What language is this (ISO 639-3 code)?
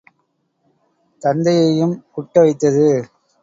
tam